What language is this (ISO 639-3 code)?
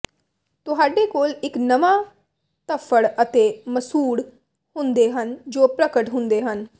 pan